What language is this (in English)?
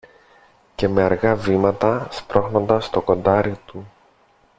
Greek